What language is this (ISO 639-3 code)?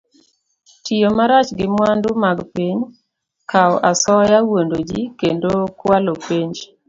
luo